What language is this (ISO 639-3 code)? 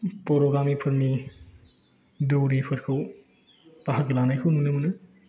brx